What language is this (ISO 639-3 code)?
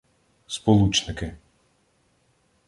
ukr